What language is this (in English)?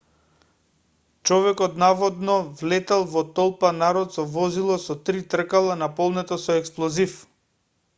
Macedonian